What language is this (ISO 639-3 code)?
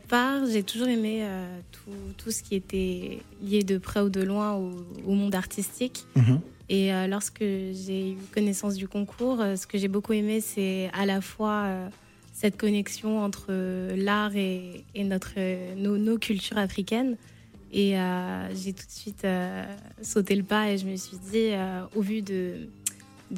fra